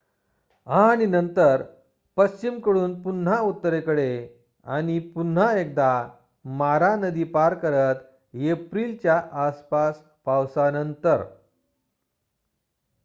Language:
Marathi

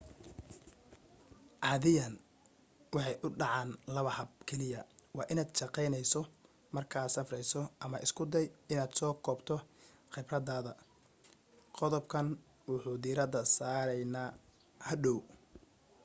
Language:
Somali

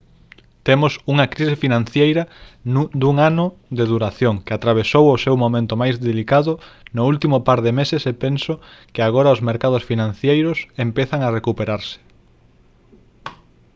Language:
Galician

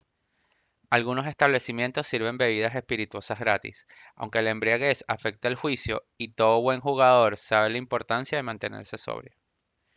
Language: Spanish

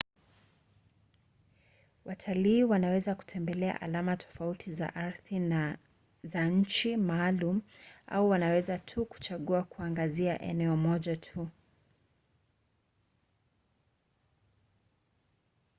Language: Swahili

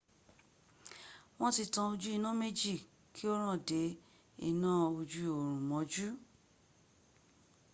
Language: Yoruba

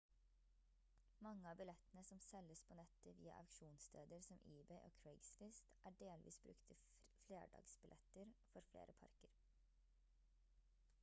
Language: Norwegian Bokmål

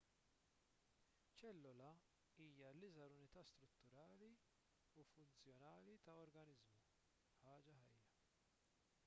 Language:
Maltese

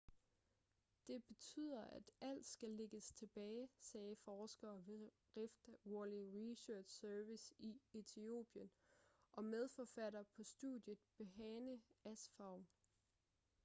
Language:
Danish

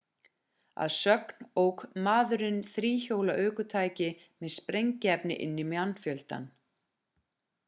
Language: Icelandic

